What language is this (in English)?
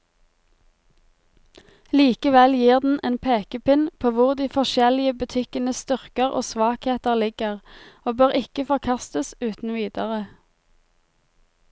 Norwegian